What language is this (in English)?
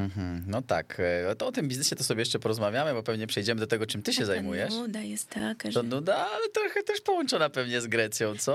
Polish